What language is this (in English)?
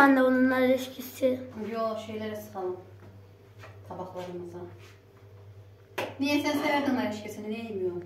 Turkish